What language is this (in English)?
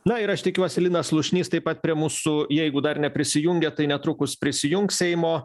Lithuanian